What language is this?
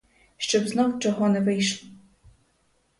Ukrainian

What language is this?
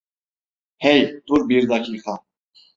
Turkish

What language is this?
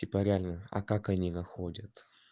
Russian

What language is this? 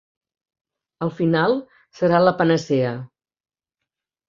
Catalan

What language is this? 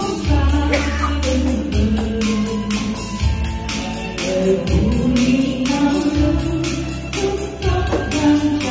Vietnamese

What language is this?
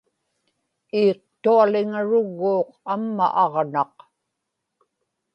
Inupiaq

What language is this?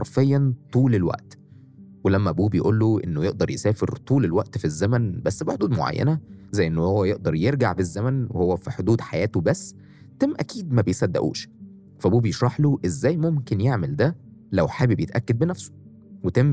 Arabic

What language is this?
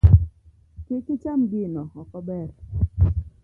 Luo (Kenya and Tanzania)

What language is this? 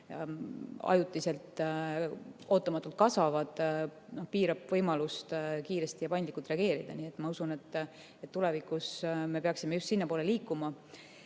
Estonian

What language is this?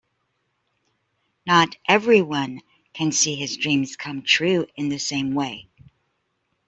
English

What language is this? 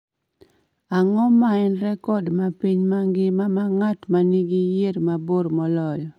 Luo (Kenya and Tanzania)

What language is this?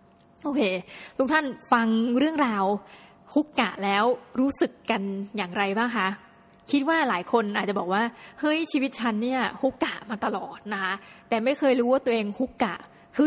Thai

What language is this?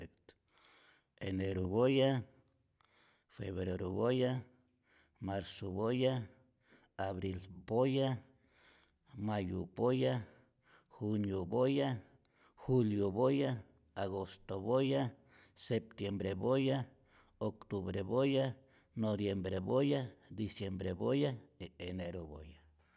Rayón Zoque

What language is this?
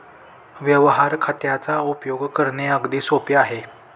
Marathi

